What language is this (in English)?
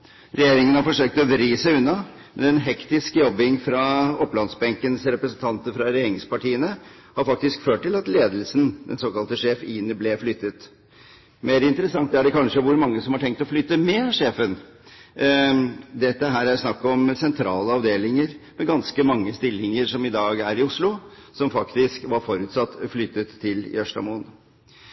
Norwegian Bokmål